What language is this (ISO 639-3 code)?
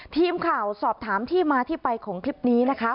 tha